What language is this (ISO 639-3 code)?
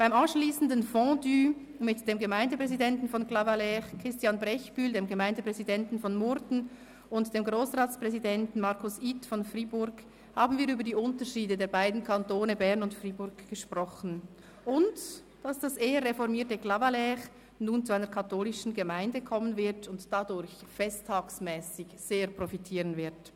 gsw